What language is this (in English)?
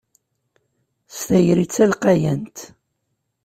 Kabyle